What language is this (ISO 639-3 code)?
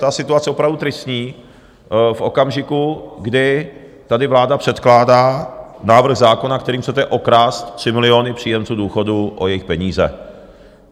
ces